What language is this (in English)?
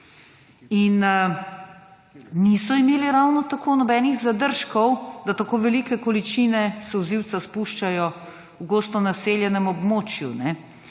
Slovenian